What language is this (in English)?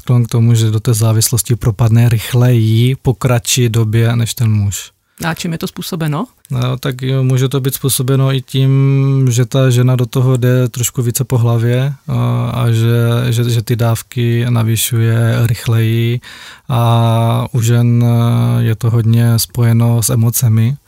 Czech